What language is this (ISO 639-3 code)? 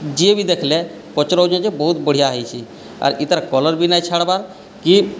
ori